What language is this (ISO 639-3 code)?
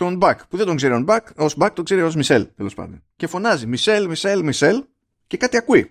ell